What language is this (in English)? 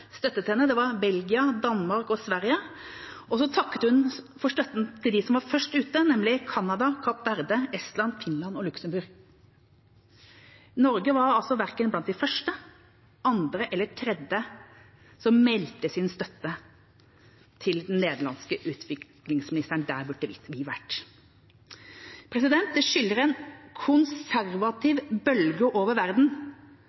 Norwegian Bokmål